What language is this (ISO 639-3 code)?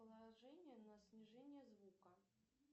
rus